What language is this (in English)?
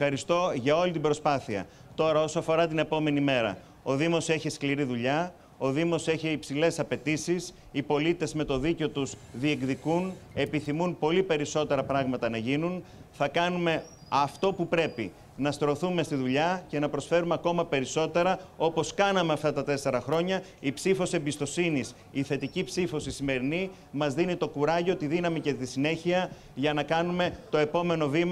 Greek